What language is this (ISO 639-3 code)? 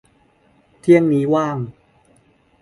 tha